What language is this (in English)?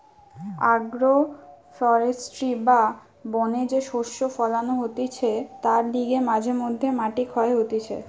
Bangla